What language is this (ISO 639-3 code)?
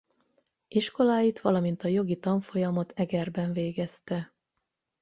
hun